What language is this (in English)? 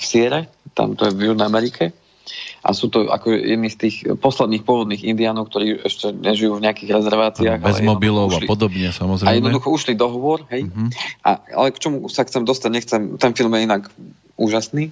Slovak